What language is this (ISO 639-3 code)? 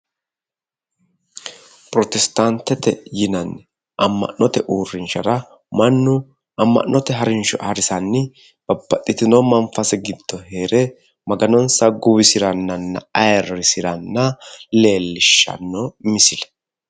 sid